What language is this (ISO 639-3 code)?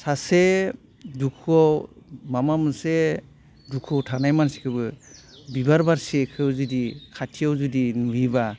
brx